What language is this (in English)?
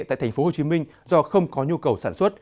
Vietnamese